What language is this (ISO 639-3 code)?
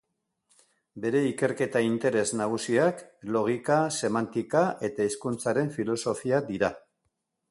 eus